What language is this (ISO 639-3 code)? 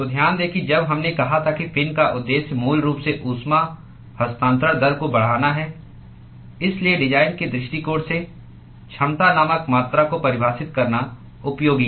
hin